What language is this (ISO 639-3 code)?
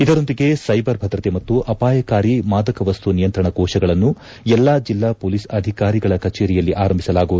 kan